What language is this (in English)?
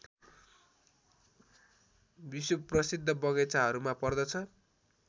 Nepali